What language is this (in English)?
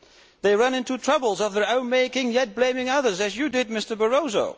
English